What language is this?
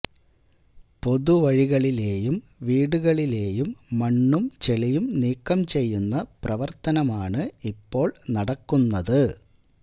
Malayalam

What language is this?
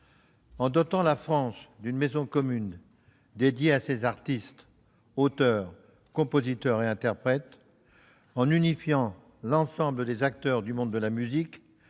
French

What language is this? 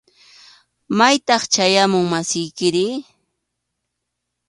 Arequipa-La Unión Quechua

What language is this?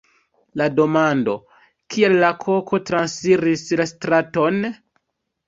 Esperanto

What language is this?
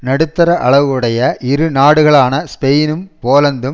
Tamil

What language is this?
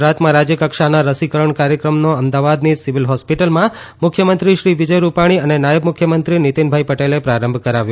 Gujarati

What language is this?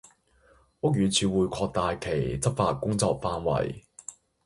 Cantonese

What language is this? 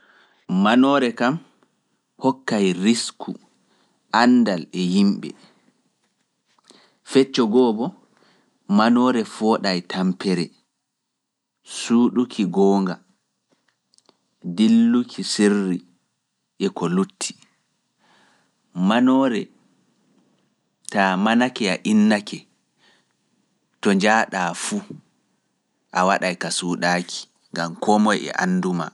Fula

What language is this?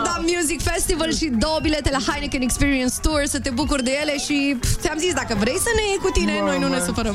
Romanian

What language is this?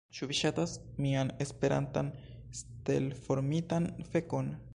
Esperanto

